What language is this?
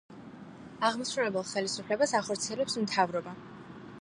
Georgian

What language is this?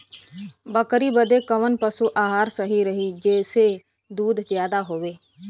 Bhojpuri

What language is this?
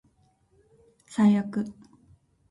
Japanese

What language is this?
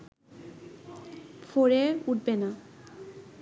Bangla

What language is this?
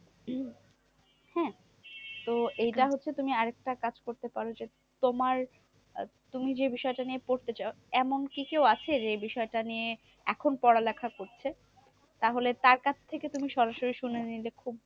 Bangla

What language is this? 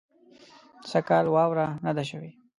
Pashto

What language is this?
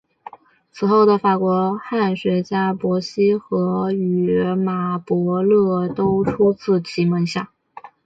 Chinese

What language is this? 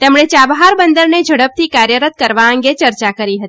Gujarati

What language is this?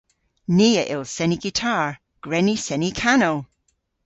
Cornish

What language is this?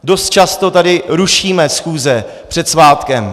Czech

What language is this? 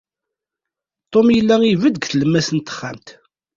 Kabyle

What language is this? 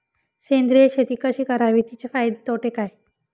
Marathi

